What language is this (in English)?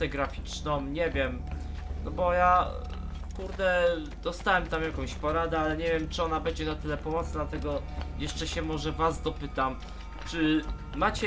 Polish